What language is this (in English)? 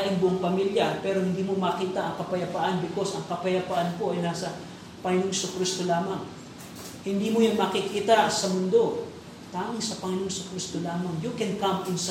Filipino